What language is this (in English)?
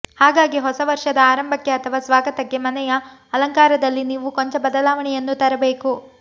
Kannada